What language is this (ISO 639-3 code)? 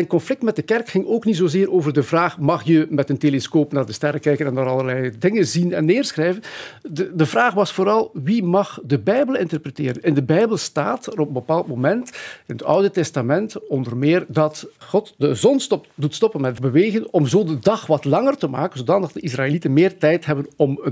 nld